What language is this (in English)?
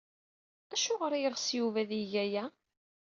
Kabyle